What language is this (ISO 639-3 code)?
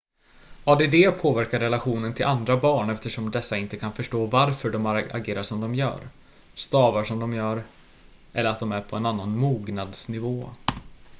swe